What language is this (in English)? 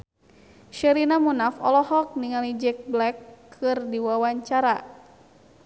Sundanese